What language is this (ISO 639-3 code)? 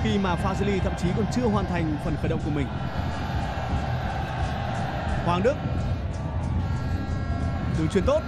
vie